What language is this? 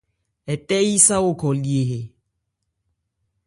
Ebrié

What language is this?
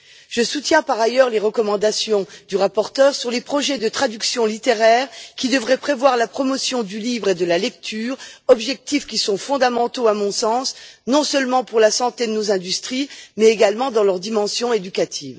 French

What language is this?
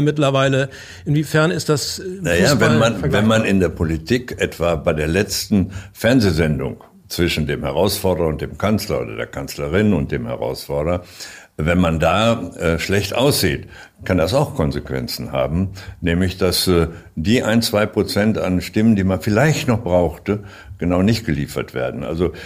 German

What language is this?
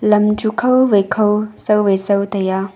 Wancho Naga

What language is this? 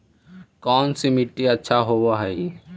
Magahi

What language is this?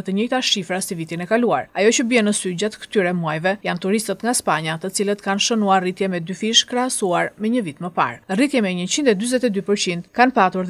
Romanian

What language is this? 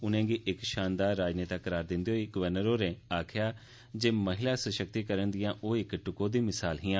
Dogri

